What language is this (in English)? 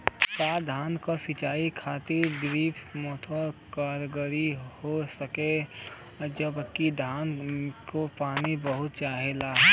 Bhojpuri